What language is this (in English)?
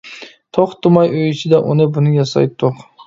Uyghur